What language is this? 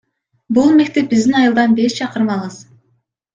Kyrgyz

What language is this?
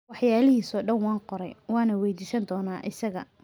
Somali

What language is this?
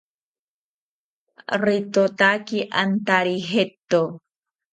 South Ucayali Ashéninka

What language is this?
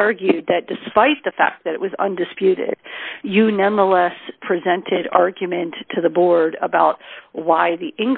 English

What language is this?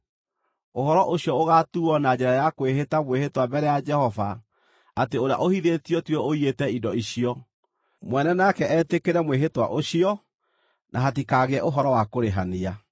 Kikuyu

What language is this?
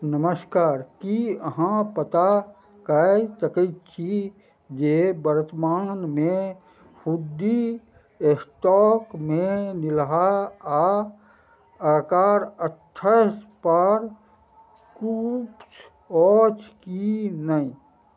Maithili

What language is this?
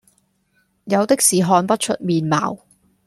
Cantonese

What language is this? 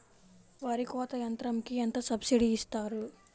Telugu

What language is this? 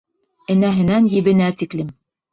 Bashkir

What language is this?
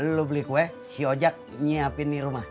Indonesian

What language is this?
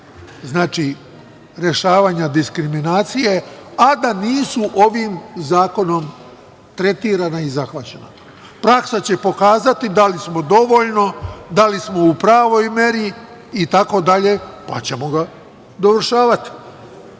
Serbian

